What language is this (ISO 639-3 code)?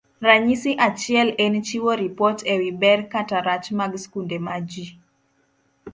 luo